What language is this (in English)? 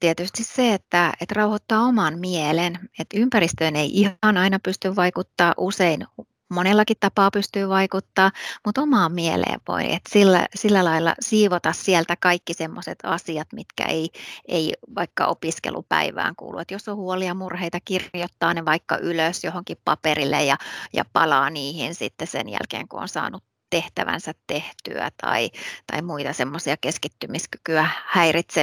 Finnish